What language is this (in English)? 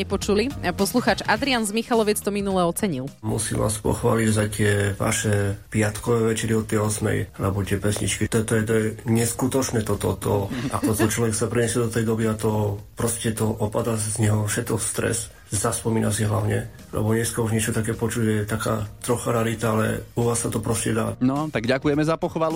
Slovak